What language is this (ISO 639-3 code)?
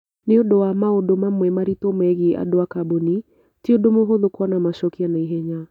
kik